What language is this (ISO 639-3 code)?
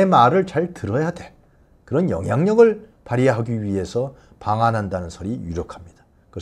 kor